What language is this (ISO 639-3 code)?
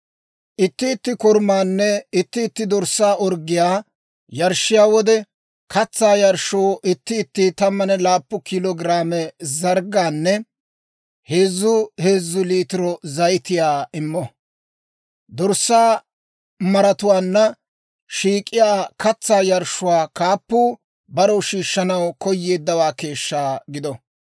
dwr